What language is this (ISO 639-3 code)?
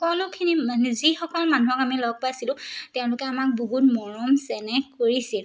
asm